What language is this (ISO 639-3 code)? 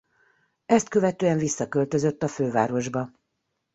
hun